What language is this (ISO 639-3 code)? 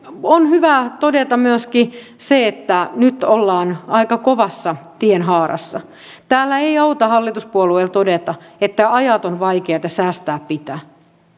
fin